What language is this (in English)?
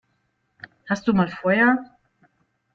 German